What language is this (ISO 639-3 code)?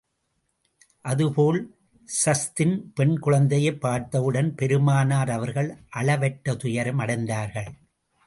tam